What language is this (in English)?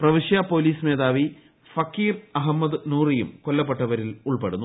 Malayalam